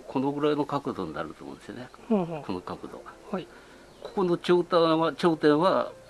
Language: Japanese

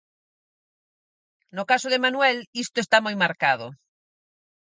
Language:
Galician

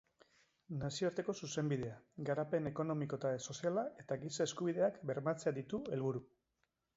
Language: Basque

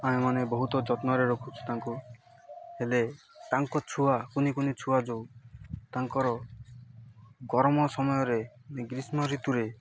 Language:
Odia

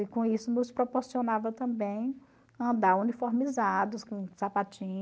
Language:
Portuguese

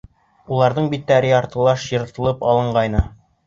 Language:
Bashkir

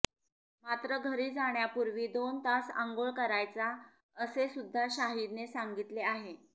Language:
Marathi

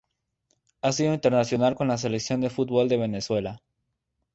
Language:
Spanish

